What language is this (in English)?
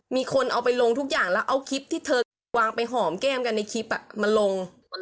Thai